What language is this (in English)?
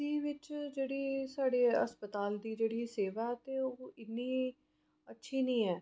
Dogri